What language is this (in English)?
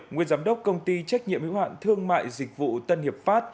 Vietnamese